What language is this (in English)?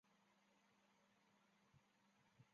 Chinese